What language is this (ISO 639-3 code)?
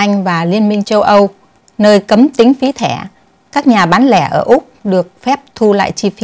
vie